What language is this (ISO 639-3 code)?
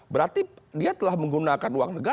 ind